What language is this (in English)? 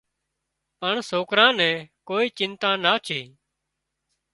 Wadiyara Koli